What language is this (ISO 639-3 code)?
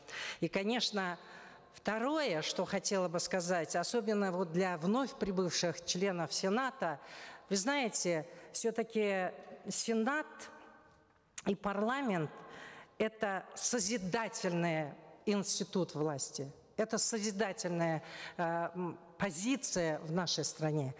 kaz